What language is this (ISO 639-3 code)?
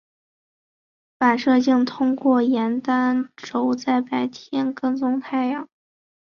zho